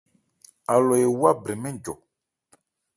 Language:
Ebrié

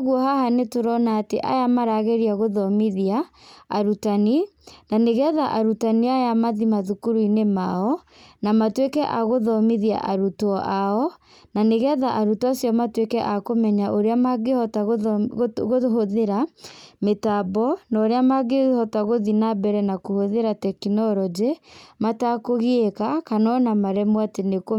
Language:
Kikuyu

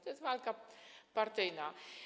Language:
Polish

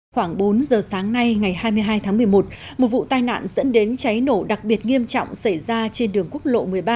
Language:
Vietnamese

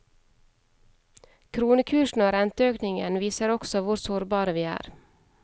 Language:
Norwegian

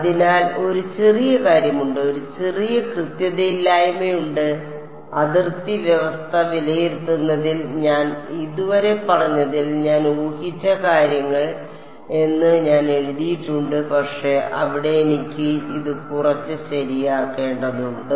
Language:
Malayalam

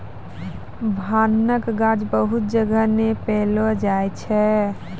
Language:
Maithili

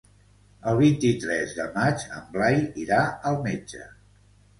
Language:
Catalan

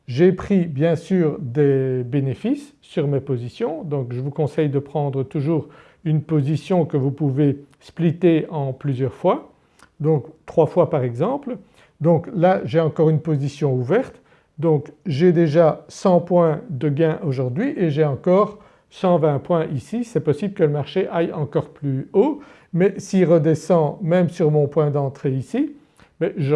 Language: French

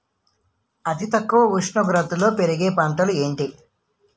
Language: Telugu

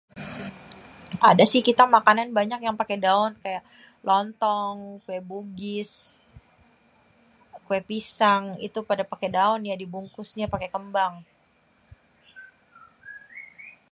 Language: Betawi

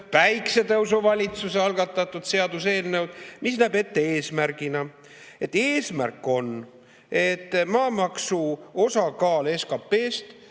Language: Estonian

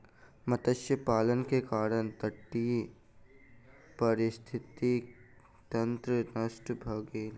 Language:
Maithili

